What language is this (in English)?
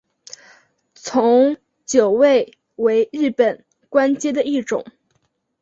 Chinese